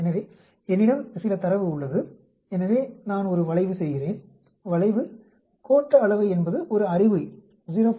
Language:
Tamil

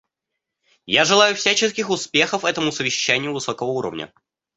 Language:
Russian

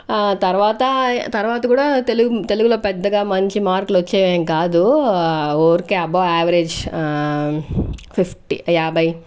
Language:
Telugu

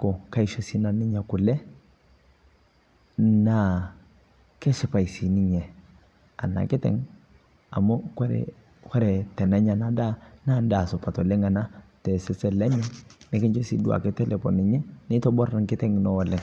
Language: Masai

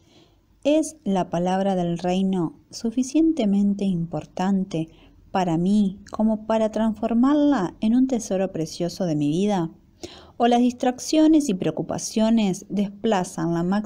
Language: Spanish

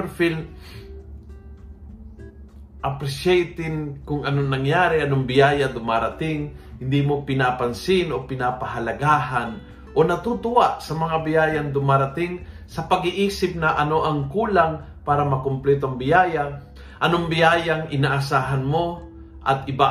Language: Filipino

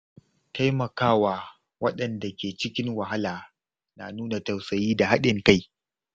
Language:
Hausa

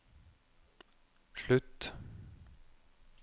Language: Norwegian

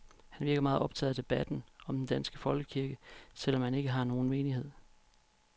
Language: Danish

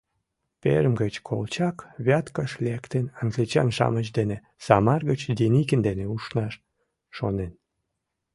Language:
Mari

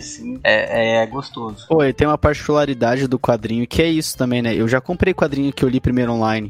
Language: Portuguese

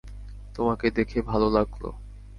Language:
Bangla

